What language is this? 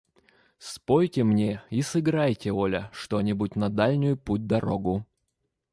Russian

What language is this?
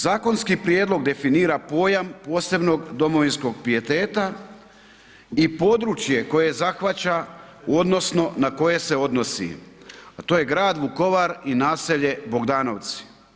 Croatian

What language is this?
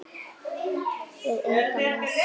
Icelandic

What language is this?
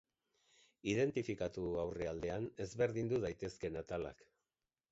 Basque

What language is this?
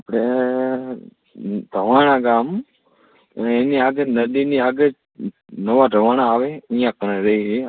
Gujarati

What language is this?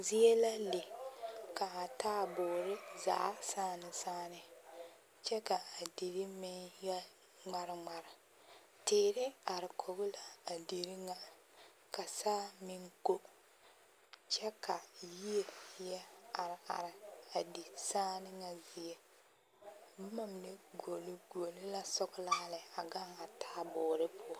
Southern Dagaare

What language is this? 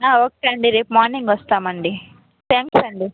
Telugu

